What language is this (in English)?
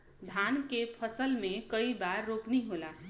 Bhojpuri